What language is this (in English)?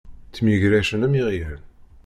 Kabyle